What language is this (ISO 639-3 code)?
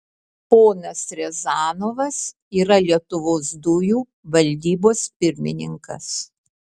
lit